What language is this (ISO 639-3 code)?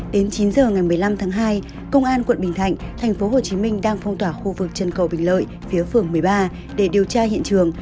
vie